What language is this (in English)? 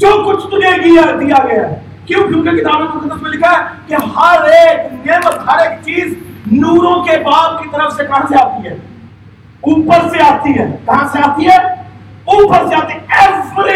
Urdu